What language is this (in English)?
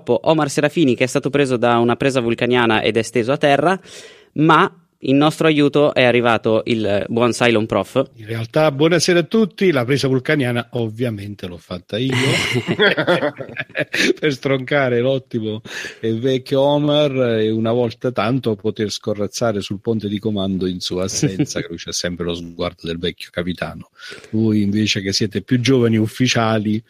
Italian